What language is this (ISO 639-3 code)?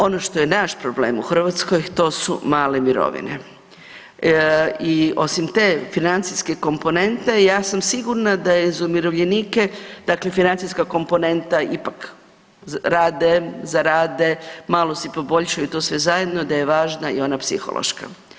hrv